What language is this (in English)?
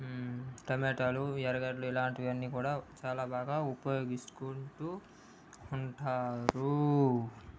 Telugu